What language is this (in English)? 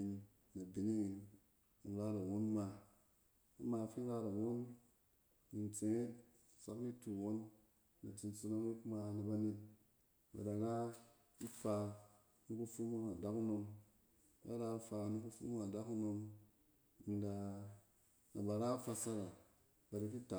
Cen